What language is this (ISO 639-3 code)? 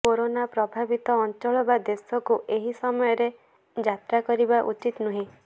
ori